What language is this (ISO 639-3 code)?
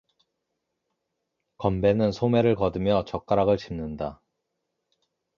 kor